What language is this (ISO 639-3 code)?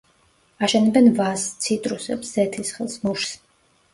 kat